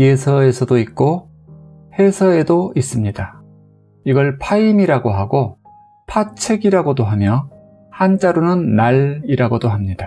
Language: Korean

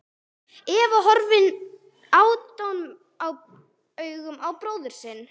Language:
Icelandic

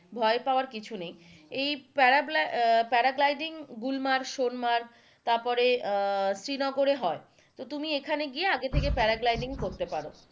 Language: Bangla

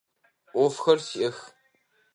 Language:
Adyghe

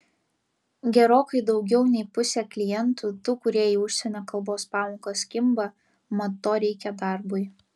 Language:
Lithuanian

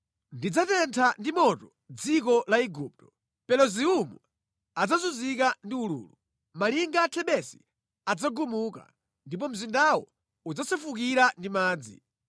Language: Nyanja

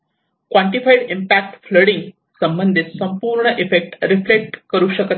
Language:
Marathi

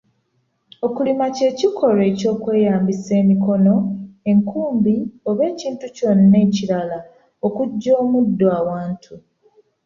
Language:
Ganda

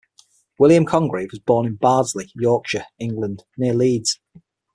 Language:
English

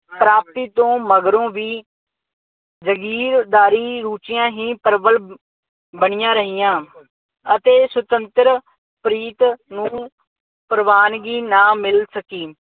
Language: Punjabi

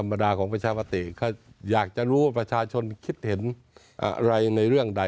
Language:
Thai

